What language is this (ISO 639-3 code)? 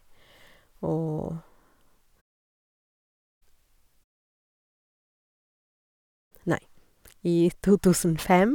nor